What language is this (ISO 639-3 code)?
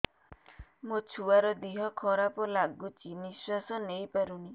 ori